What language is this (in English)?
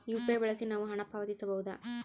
Kannada